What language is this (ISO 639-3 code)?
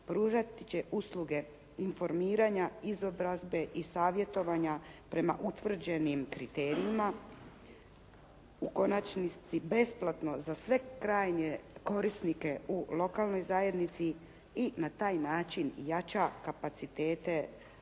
hrv